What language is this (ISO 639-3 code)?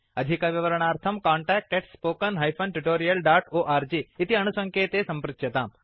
san